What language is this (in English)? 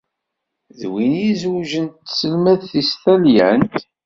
Kabyle